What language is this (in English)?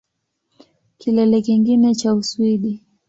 Swahili